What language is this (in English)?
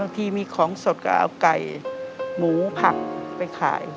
Thai